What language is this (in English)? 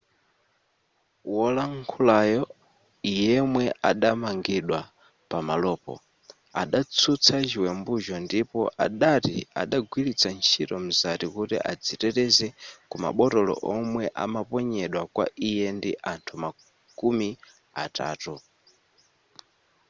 Nyanja